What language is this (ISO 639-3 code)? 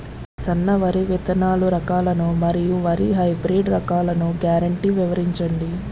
tel